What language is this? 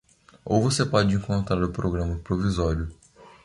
Portuguese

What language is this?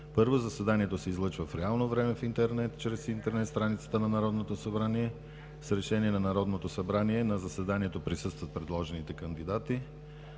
Bulgarian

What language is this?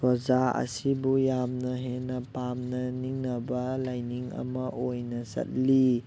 Manipuri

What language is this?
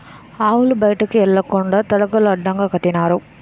Telugu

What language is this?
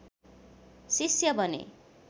Nepali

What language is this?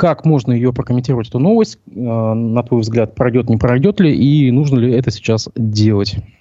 Russian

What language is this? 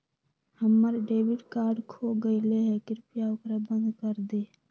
Magahi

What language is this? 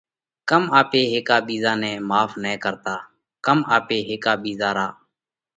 Parkari Koli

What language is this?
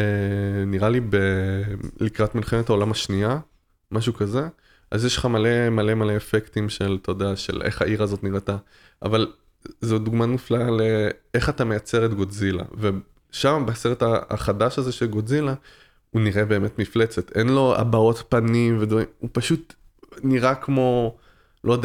Hebrew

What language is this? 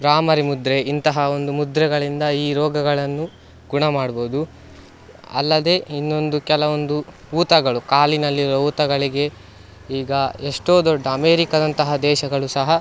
Kannada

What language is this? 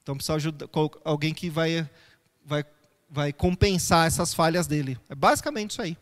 Portuguese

